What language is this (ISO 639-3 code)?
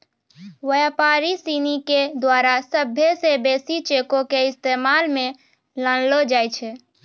mai